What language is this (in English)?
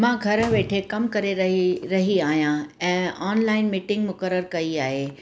Sindhi